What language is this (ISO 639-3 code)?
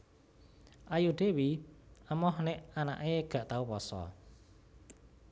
jav